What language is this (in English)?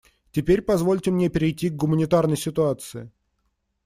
Russian